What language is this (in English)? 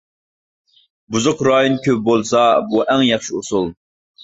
Uyghur